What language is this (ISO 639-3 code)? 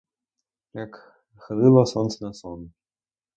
ukr